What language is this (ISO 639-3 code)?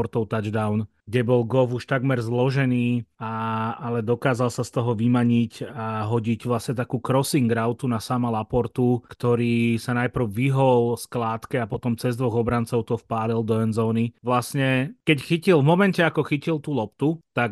slk